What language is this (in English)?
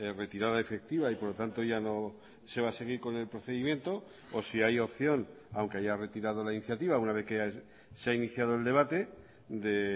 Spanish